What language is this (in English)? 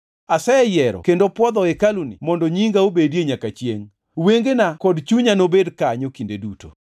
Luo (Kenya and Tanzania)